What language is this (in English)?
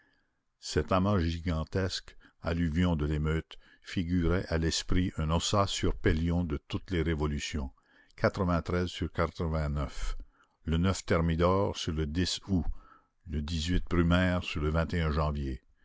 French